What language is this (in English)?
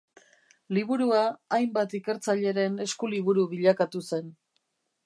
Basque